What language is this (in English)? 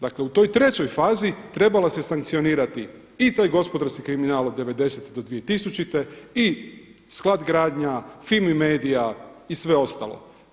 Croatian